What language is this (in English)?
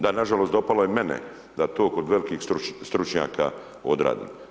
Croatian